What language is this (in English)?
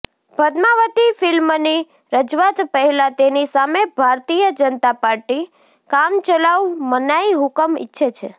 Gujarati